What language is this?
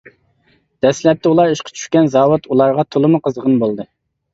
Uyghur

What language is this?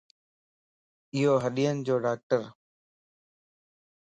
Lasi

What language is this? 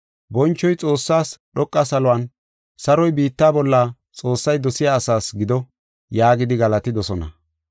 Gofa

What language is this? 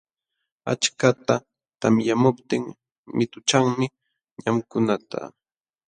Jauja Wanca Quechua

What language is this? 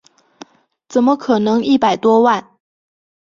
Chinese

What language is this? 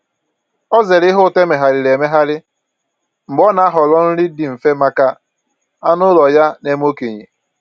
Igbo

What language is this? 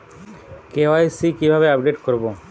Bangla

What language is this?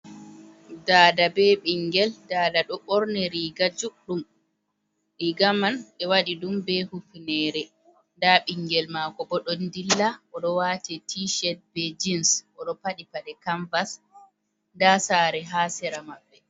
Fula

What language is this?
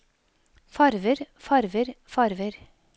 Norwegian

